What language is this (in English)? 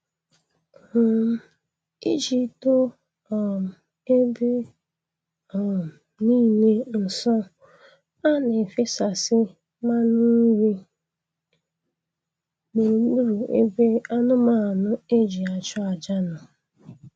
Igbo